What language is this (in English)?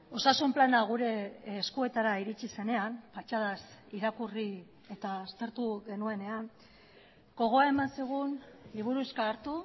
Basque